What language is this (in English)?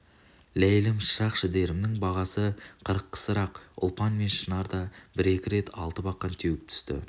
Kazakh